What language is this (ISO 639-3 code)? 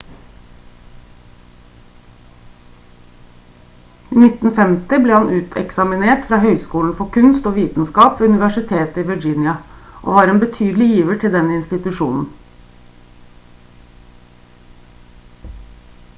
nob